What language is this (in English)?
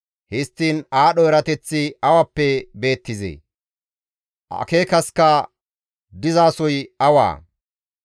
Gamo